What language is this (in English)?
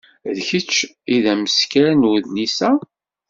Kabyle